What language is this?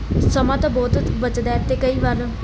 Punjabi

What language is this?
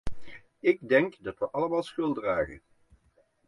Dutch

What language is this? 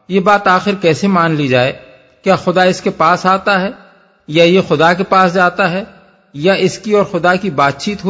Urdu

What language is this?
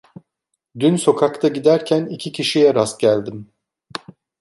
Turkish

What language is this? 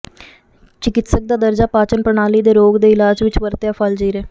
Punjabi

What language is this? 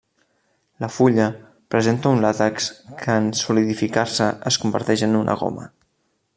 Catalan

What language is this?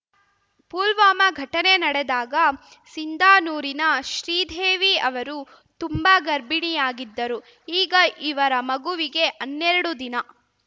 Kannada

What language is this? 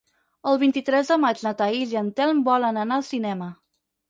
Catalan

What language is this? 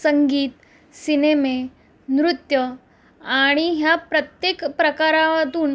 Marathi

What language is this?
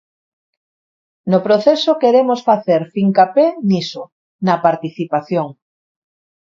Galician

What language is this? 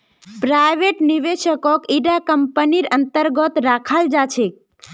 Magahi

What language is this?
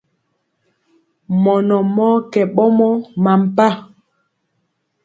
Mpiemo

